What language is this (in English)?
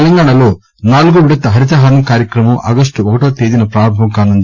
Telugu